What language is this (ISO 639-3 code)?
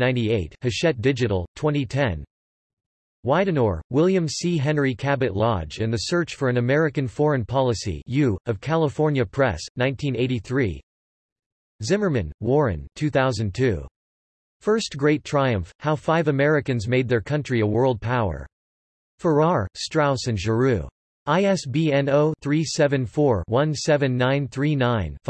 eng